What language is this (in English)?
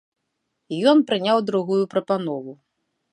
Belarusian